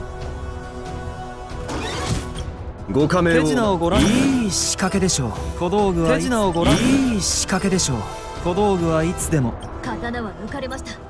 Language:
Japanese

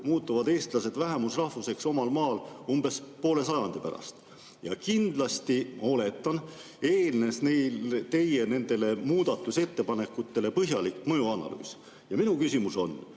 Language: Estonian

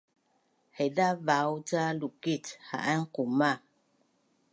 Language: Bunun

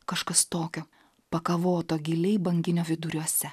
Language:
Lithuanian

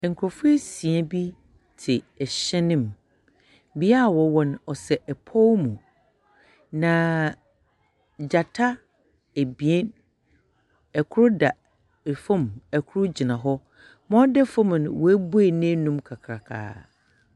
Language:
Akan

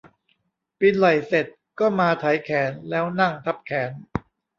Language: Thai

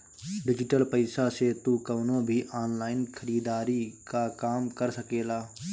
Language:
Bhojpuri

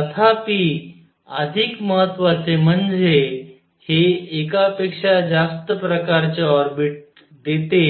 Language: Marathi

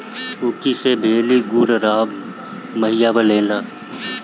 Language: Bhojpuri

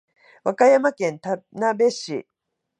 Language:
Japanese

